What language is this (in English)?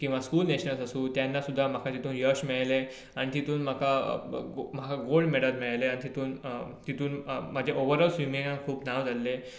Konkani